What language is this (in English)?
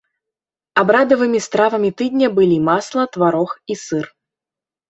Belarusian